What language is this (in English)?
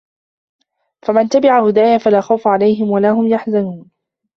Arabic